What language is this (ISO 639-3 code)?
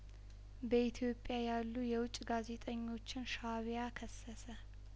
amh